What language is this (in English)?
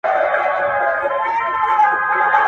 Pashto